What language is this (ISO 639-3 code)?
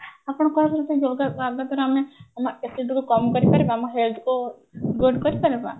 ori